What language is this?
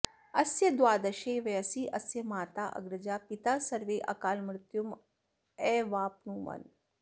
Sanskrit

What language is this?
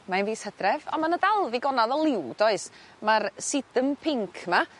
Welsh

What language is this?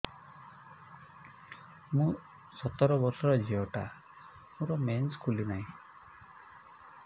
Odia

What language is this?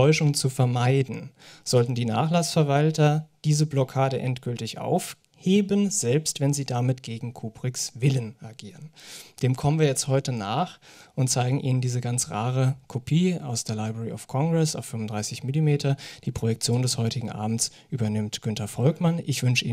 German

